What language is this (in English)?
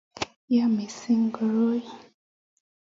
Kalenjin